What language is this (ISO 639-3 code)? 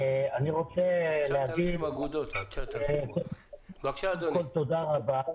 heb